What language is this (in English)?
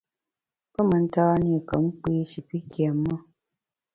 Bamun